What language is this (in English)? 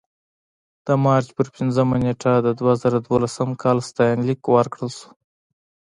Pashto